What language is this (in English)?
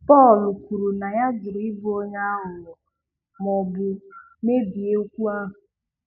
Igbo